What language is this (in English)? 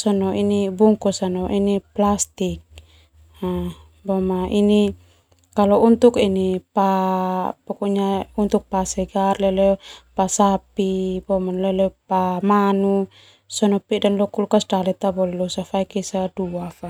Termanu